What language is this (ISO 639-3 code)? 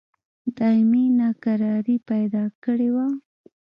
pus